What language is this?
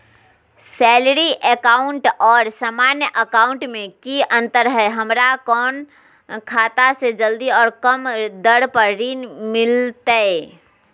Magahi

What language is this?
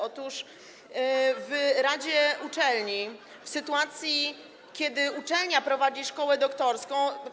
Polish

